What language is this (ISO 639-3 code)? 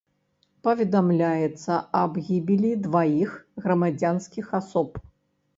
bel